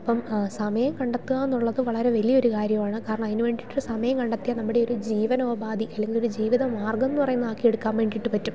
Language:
Malayalam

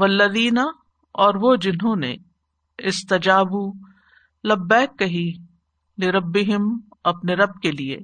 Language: Urdu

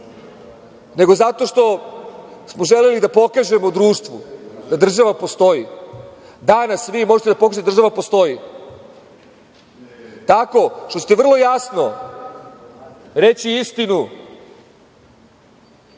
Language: Serbian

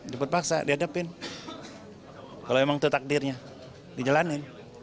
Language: Indonesian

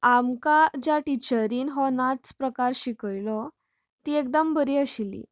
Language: Konkani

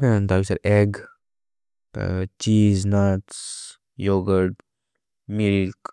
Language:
Maria (India)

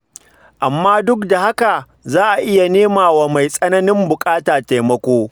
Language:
Hausa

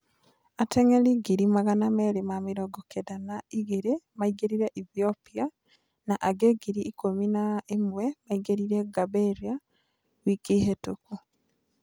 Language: Kikuyu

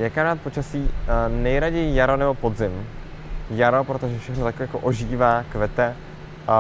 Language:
Czech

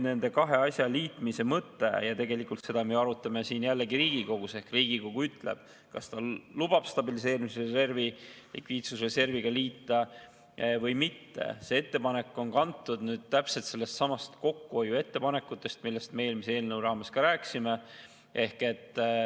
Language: Estonian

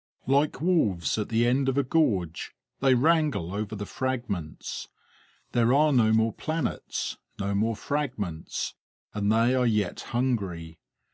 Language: English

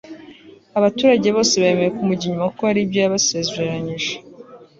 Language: Kinyarwanda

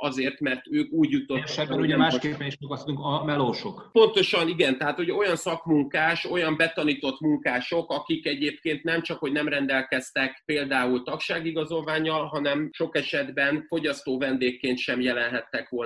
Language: Hungarian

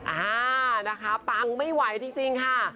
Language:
Thai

